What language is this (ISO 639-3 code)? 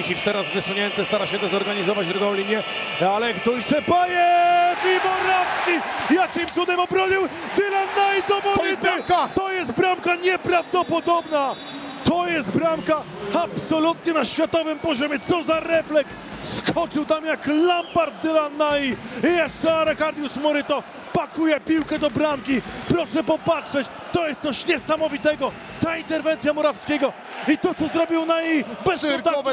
pol